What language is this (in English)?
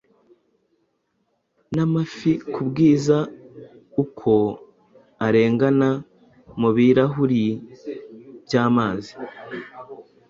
Kinyarwanda